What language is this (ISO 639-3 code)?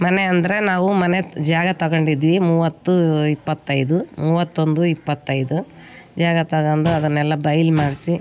kan